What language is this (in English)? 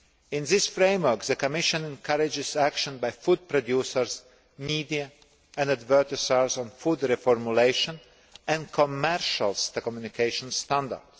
English